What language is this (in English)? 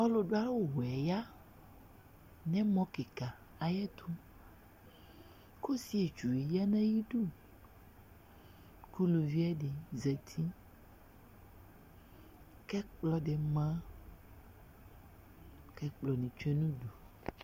Ikposo